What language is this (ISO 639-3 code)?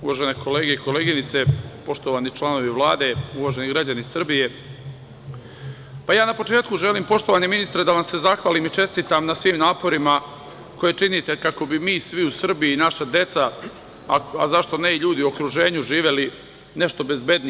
srp